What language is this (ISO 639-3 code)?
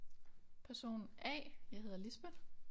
dan